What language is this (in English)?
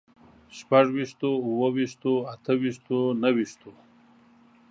Pashto